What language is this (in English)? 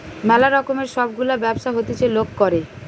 Bangla